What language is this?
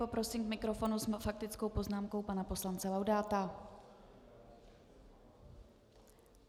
Czech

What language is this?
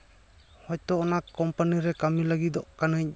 Santali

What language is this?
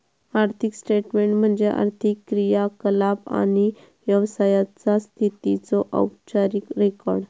Marathi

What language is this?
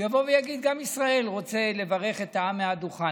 Hebrew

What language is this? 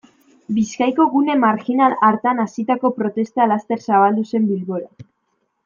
Basque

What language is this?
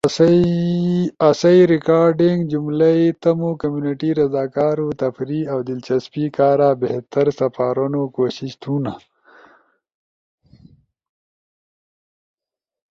Ushojo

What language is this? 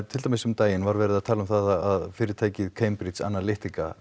Icelandic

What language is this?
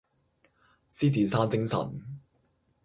Cantonese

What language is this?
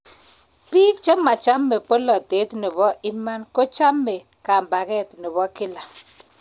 Kalenjin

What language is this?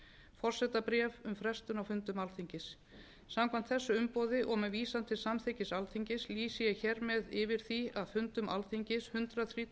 Icelandic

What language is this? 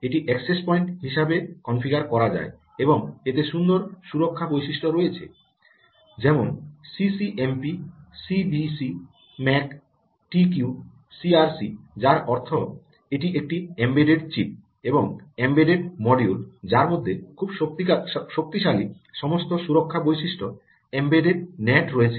Bangla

